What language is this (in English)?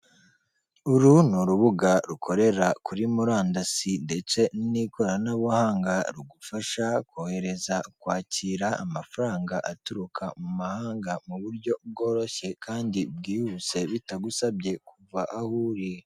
Kinyarwanda